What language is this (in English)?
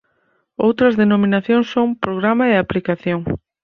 Galician